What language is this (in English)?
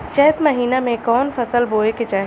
Bhojpuri